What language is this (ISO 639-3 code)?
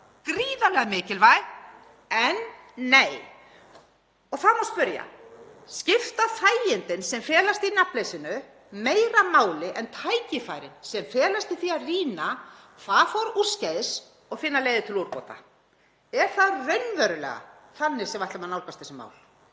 isl